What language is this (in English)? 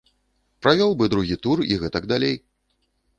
Belarusian